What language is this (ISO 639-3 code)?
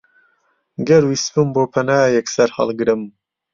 ckb